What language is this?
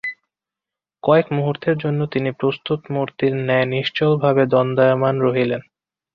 Bangla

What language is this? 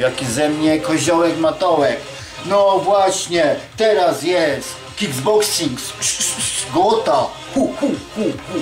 Polish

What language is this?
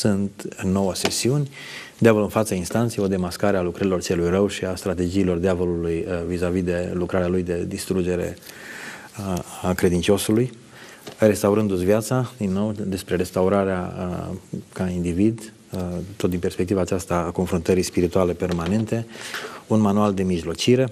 Romanian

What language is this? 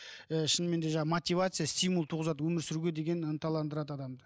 Kazakh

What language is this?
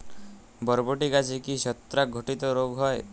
Bangla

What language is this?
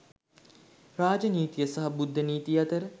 Sinhala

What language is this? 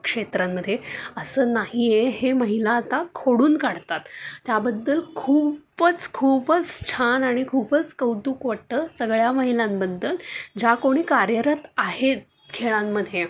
Marathi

